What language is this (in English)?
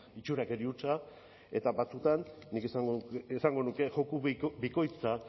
Basque